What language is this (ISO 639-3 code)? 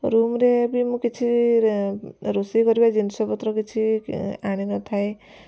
ori